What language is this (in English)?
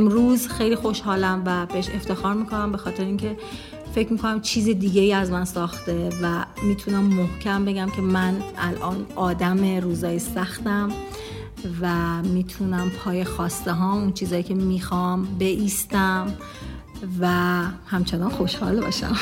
Persian